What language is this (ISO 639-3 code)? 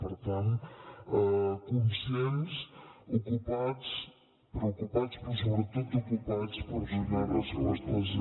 cat